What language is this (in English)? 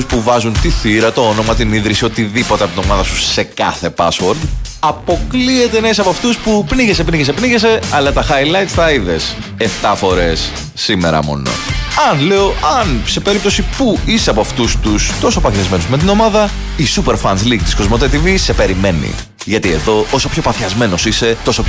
Greek